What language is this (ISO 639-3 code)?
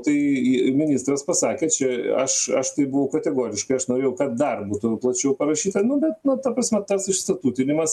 lit